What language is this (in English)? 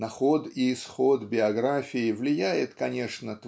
Russian